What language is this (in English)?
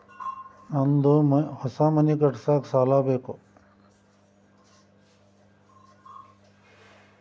Kannada